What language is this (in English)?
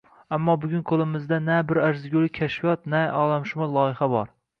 Uzbek